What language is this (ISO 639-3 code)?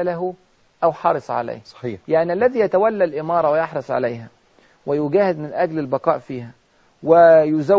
ara